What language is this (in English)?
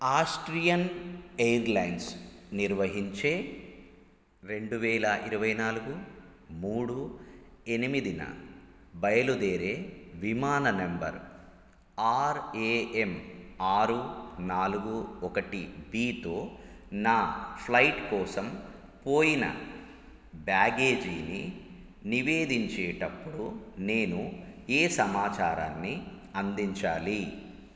Telugu